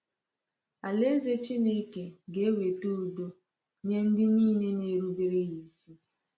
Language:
Igbo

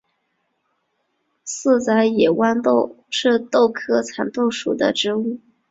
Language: Chinese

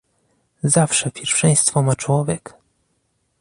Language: Polish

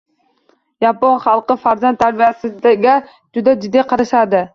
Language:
Uzbek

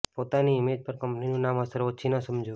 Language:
Gujarati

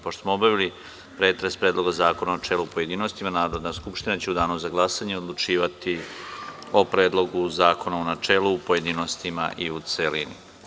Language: Serbian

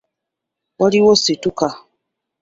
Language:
Ganda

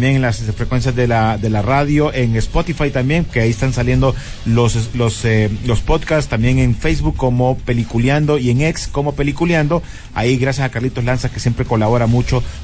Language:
Spanish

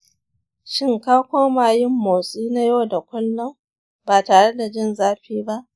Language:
Hausa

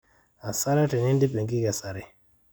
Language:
Masai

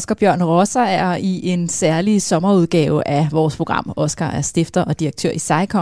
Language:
Danish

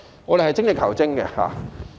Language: Cantonese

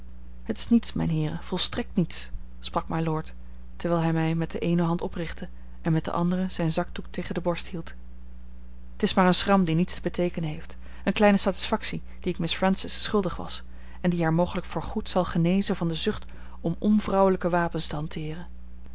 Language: Dutch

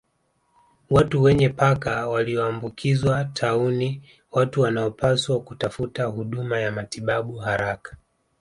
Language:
Swahili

